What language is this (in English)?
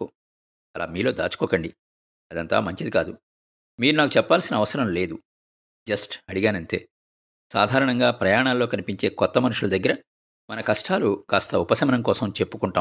Telugu